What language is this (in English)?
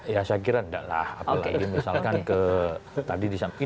Indonesian